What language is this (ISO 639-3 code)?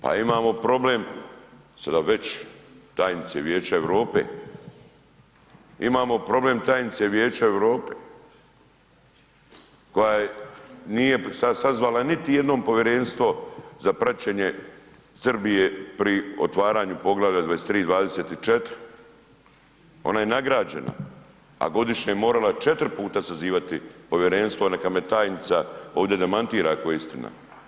hrv